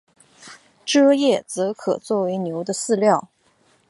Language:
Chinese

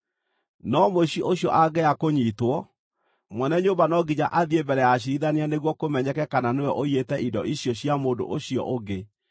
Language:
Kikuyu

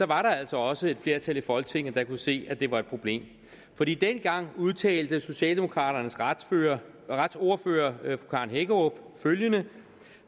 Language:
Danish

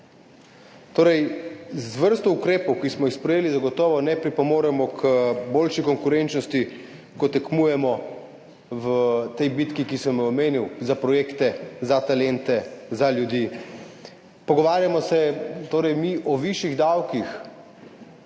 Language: Slovenian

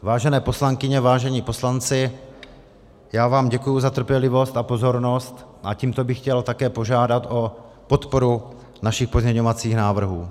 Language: Czech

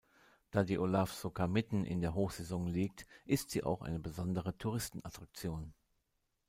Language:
German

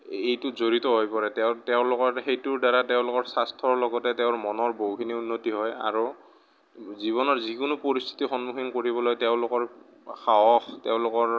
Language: Assamese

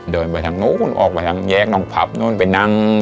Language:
Thai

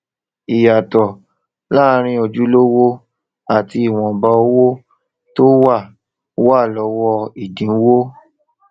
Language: Yoruba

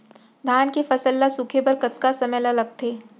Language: Chhattisgarhi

